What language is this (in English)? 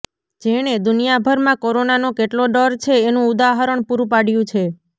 Gujarati